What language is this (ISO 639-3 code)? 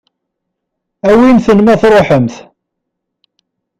kab